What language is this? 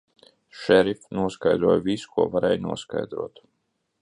Latvian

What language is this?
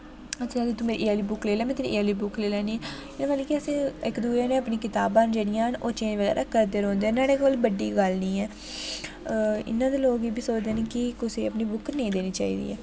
Dogri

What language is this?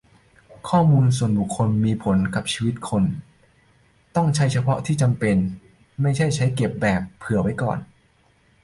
Thai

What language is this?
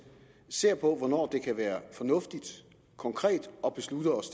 Danish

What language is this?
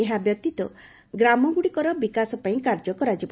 Odia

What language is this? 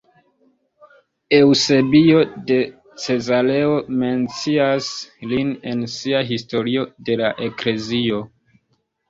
Esperanto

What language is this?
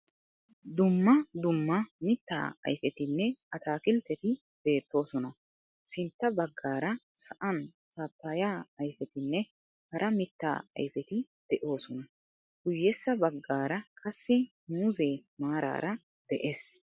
Wolaytta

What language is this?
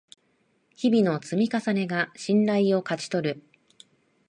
Japanese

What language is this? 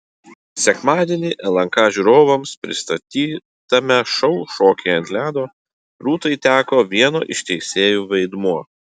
Lithuanian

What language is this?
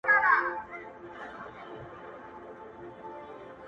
Pashto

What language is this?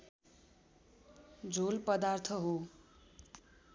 Nepali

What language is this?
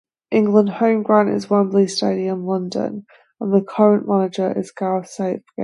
English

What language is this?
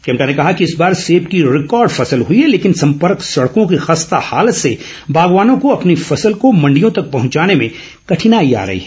Hindi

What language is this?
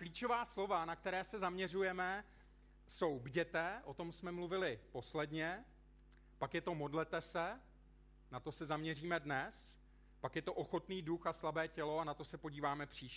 Czech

